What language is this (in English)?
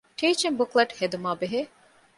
Divehi